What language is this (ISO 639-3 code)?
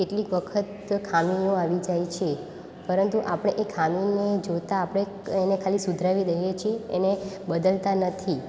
guj